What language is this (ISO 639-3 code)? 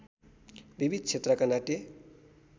nep